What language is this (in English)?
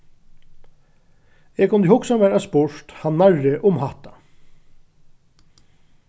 Faroese